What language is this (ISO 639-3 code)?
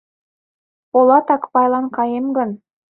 chm